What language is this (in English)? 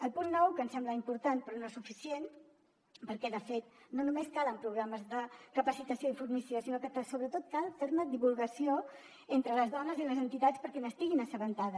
Catalan